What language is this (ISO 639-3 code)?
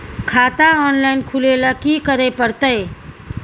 mai